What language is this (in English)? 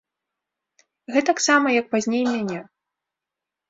Belarusian